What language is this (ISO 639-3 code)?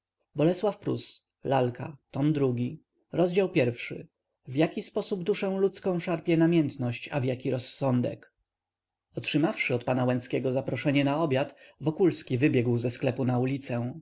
pol